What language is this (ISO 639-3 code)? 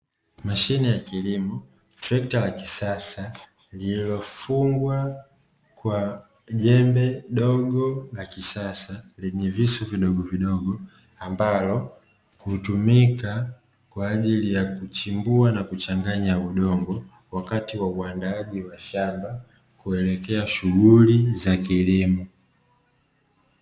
swa